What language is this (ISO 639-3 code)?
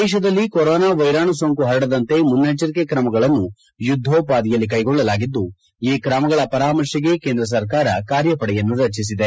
kan